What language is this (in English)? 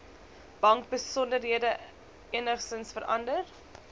Afrikaans